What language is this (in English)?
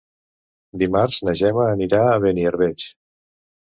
Catalan